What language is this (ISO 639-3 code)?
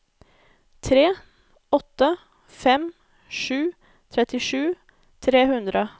nor